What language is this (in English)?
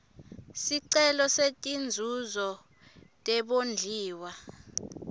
Swati